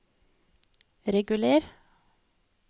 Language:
Norwegian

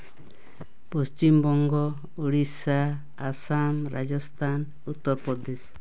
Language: Santali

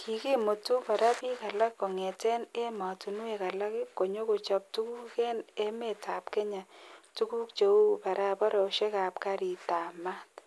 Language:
Kalenjin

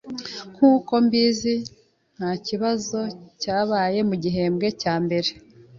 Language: Kinyarwanda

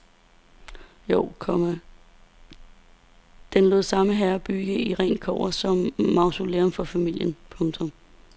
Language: Danish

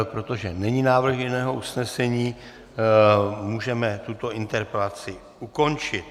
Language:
Czech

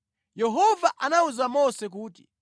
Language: Nyanja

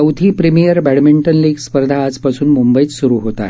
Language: Marathi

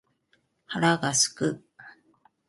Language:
Japanese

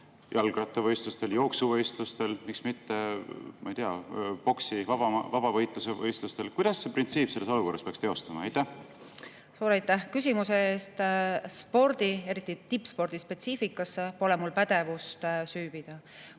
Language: Estonian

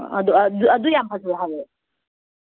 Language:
Manipuri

